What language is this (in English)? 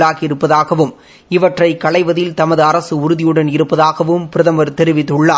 Tamil